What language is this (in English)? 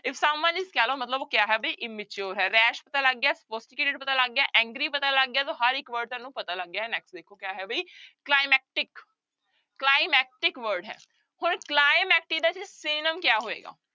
Punjabi